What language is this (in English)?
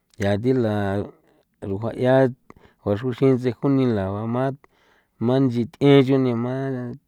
San Felipe Otlaltepec Popoloca